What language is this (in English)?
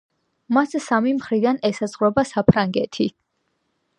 Georgian